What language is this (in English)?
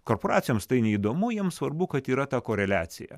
Lithuanian